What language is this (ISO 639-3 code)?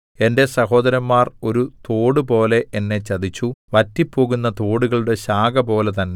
mal